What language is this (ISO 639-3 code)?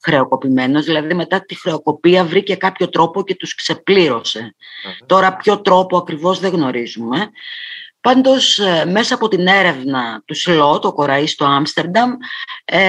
ell